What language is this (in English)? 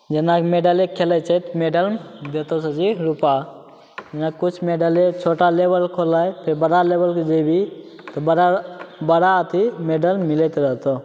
Maithili